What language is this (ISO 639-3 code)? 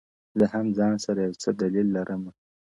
pus